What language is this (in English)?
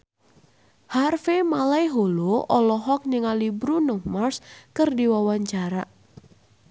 Sundanese